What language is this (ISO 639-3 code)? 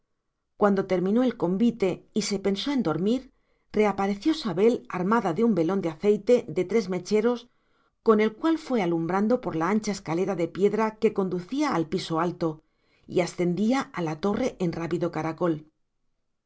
spa